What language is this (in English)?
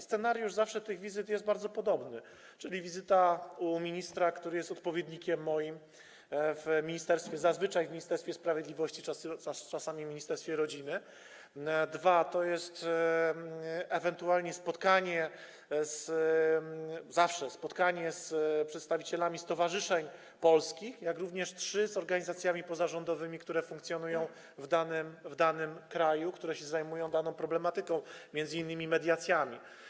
Polish